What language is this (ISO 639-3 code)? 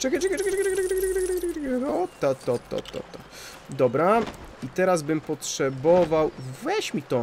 pol